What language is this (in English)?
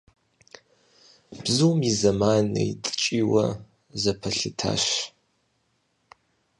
Kabardian